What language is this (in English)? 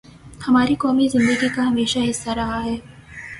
Urdu